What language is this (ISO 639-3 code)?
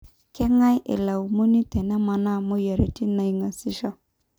mas